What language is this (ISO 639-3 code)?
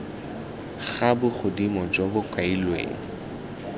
tsn